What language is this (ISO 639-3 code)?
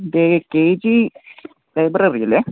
mal